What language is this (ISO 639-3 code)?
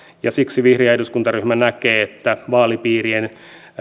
fin